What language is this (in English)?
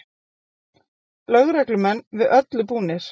Icelandic